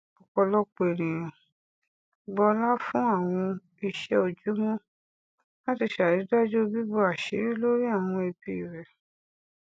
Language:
Yoruba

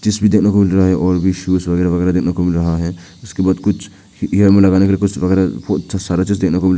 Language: Hindi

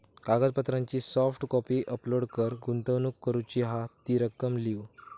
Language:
Marathi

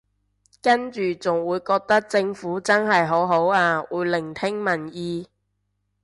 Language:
Cantonese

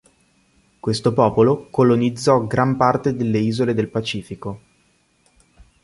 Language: Italian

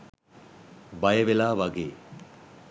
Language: Sinhala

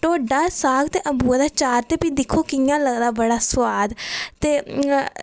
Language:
Dogri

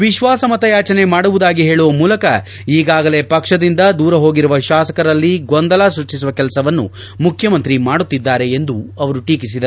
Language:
Kannada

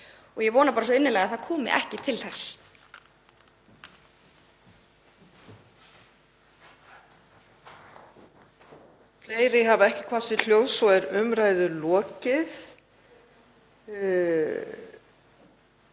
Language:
Icelandic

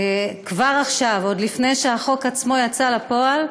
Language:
Hebrew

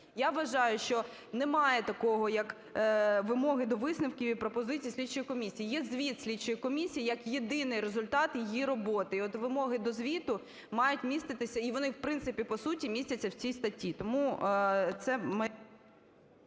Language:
Ukrainian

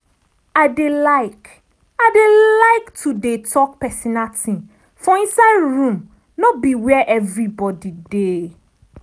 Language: Nigerian Pidgin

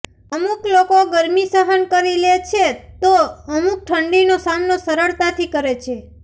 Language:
Gujarati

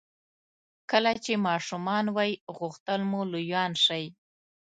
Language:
Pashto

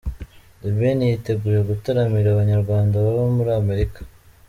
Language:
Kinyarwanda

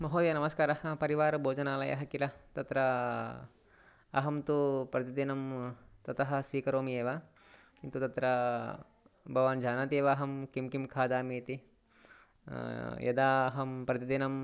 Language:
Sanskrit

